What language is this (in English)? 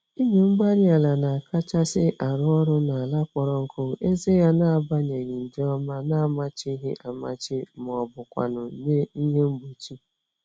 Igbo